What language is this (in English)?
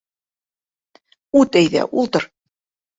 Bashkir